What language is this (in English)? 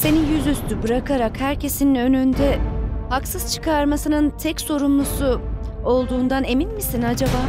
Turkish